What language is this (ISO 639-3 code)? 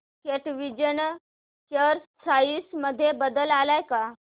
mar